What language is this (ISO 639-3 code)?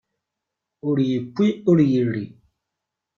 kab